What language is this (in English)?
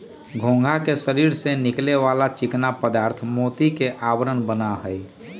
Magahi